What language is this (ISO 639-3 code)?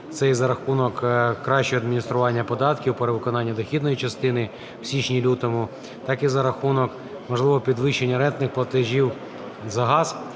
ukr